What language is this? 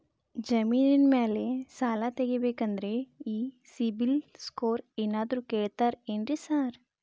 Kannada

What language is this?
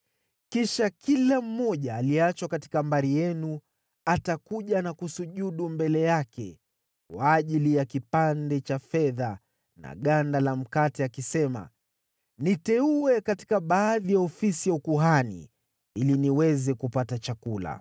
Swahili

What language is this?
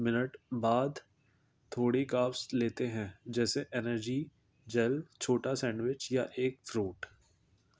Urdu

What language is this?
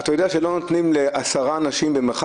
Hebrew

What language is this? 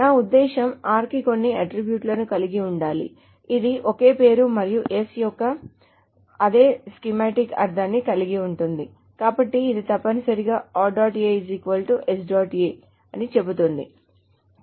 Telugu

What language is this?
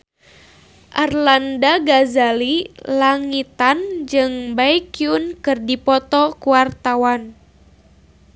Sundanese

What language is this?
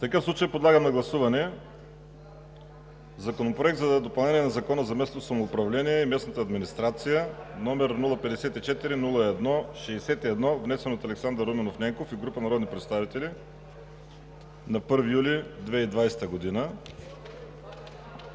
Bulgarian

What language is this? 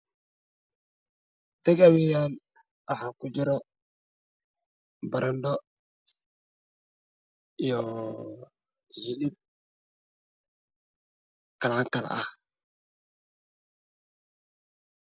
Somali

